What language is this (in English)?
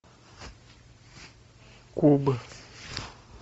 Russian